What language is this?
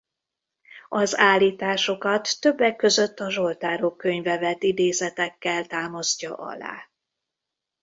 Hungarian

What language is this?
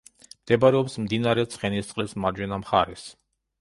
Georgian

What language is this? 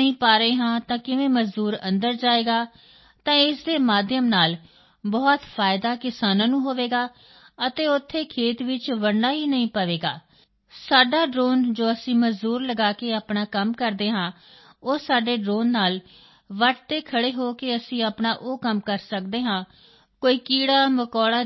Punjabi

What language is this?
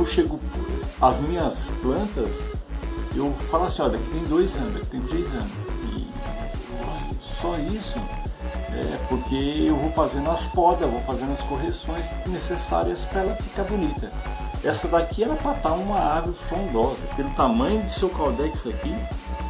Portuguese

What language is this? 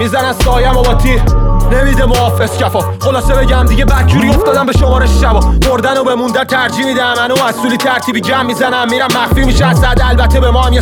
Persian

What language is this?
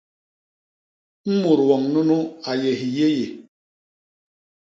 Basaa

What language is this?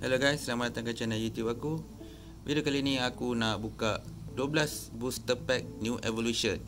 Malay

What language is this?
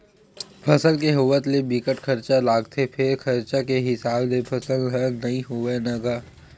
Chhattisgarhi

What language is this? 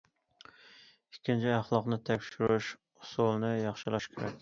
Uyghur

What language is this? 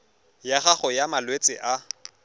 Tswana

